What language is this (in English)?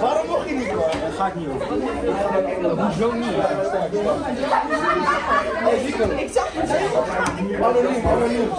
Dutch